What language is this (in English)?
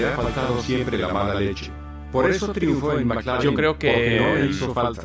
Spanish